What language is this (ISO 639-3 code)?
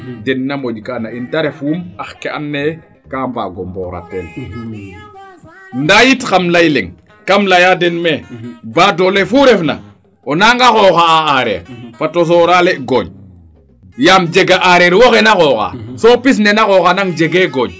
srr